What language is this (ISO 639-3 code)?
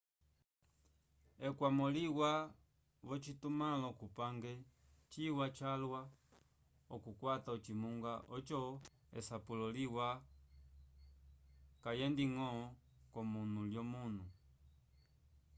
umb